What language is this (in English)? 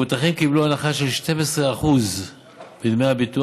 Hebrew